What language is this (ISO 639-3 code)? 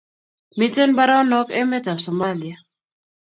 kln